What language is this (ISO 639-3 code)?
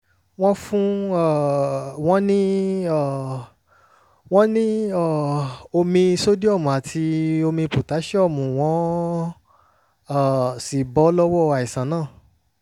yor